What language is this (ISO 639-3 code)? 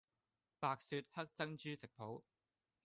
yue